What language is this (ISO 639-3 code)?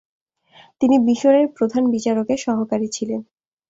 ben